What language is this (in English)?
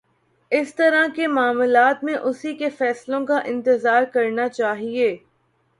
Urdu